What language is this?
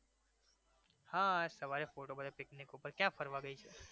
Gujarati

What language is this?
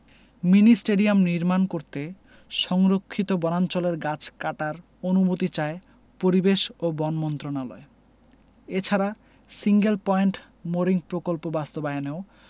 Bangla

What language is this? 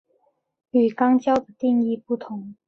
Chinese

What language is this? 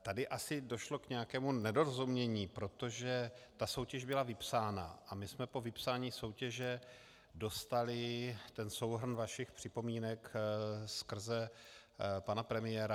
Czech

